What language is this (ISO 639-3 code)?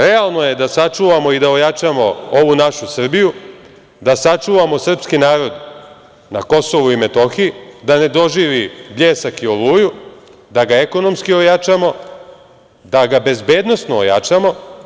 srp